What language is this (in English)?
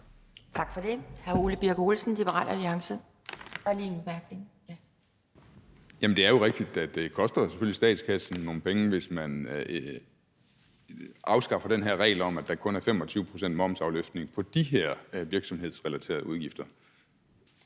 Danish